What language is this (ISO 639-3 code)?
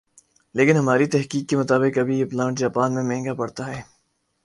urd